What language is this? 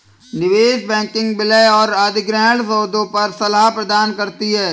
Hindi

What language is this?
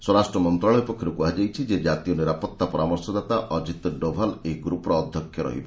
Odia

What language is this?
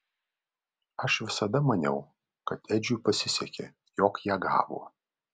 Lithuanian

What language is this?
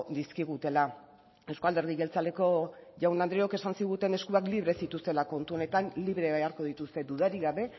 Basque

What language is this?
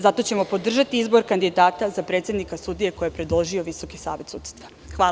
Serbian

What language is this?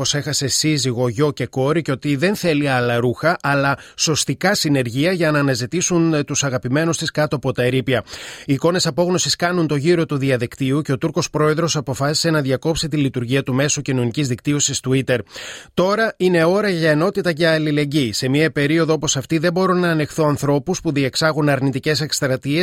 Greek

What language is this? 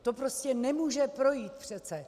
Czech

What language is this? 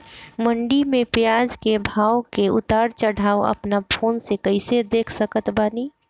Bhojpuri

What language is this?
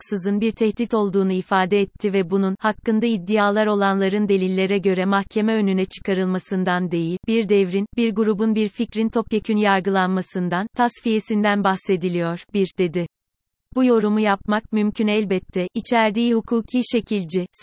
Turkish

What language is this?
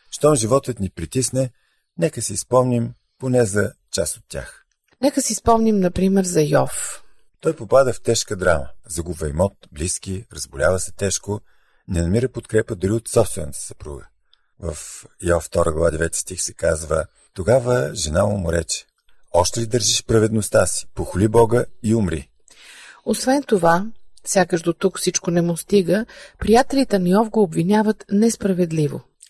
Bulgarian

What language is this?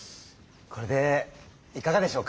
Japanese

